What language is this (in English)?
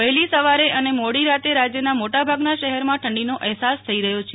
Gujarati